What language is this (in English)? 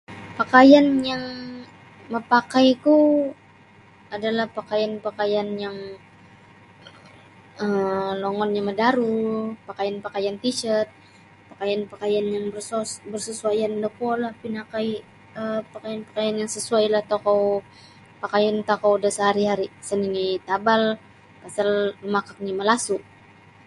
Sabah Bisaya